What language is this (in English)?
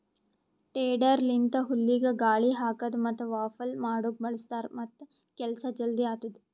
Kannada